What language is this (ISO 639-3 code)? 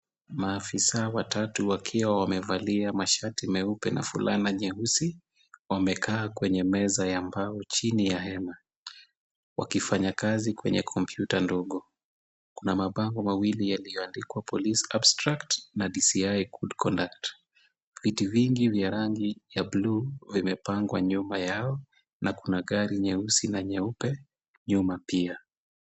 swa